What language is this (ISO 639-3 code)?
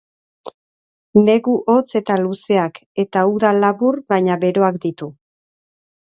eus